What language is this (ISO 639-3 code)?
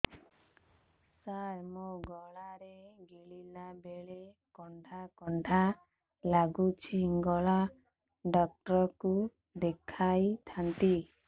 ori